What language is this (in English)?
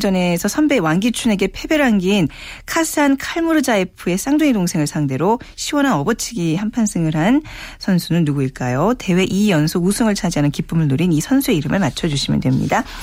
Korean